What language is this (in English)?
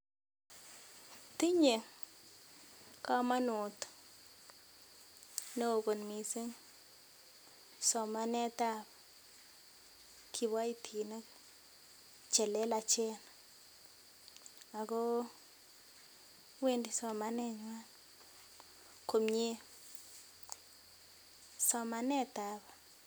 Kalenjin